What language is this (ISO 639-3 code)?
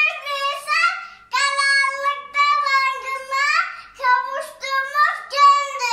tur